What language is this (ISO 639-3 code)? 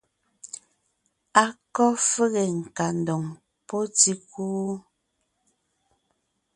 nnh